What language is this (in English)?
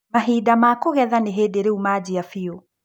Kikuyu